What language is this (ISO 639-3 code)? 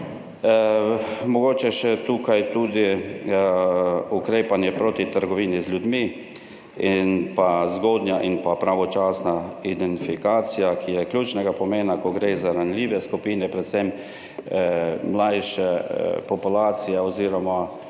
slv